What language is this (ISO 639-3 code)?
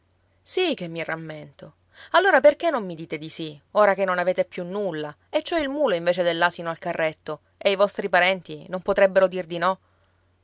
ita